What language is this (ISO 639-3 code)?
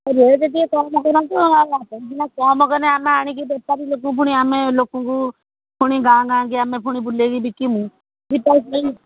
ori